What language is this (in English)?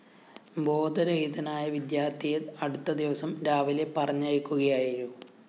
Malayalam